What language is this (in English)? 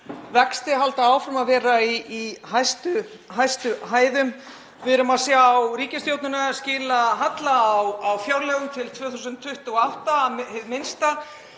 Icelandic